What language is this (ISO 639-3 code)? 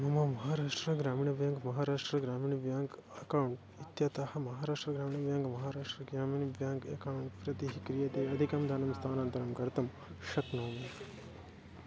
san